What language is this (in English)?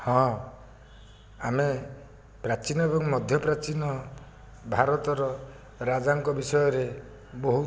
Odia